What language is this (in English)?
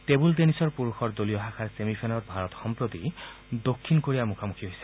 Assamese